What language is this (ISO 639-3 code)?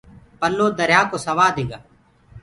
ggg